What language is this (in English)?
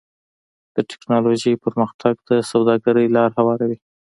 Pashto